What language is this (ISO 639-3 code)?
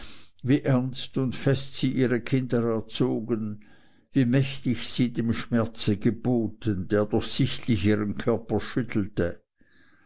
deu